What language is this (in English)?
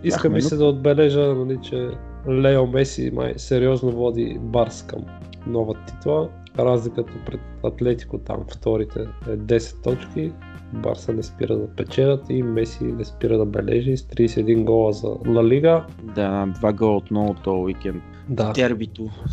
Bulgarian